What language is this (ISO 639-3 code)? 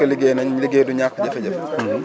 wol